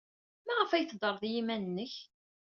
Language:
Kabyle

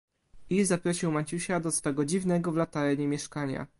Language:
Polish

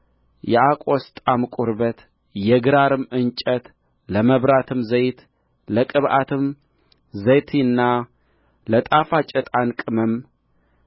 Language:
Amharic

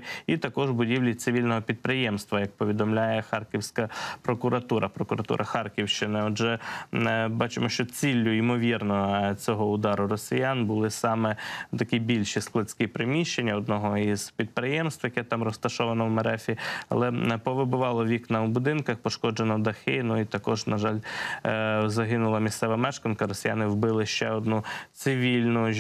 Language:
Ukrainian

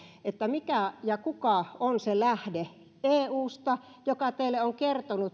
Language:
Finnish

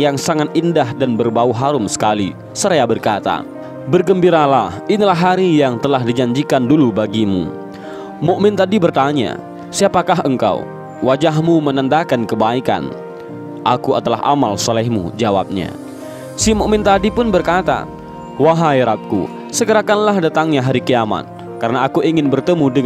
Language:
Indonesian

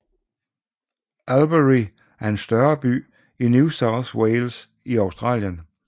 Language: Danish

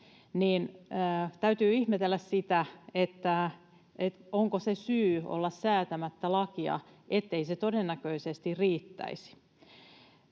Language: Finnish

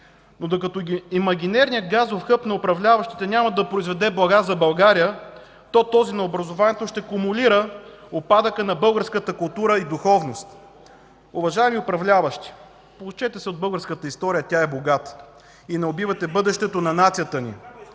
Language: Bulgarian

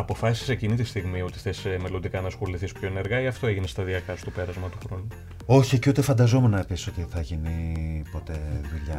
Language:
Greek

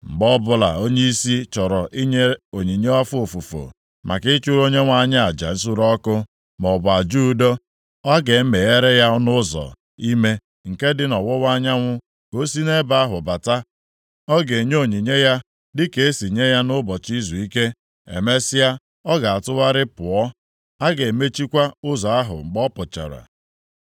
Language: Igbo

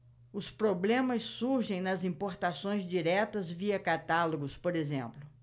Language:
Portuguese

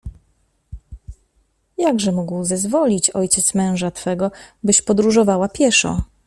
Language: Polish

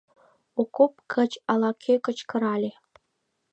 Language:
Mari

